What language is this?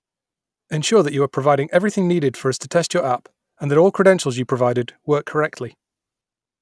English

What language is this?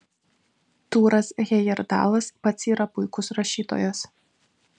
Lithuanian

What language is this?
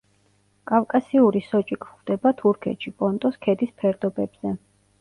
Georgian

